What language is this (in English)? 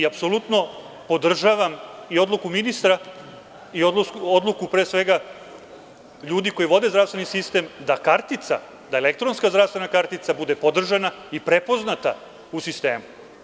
Serbian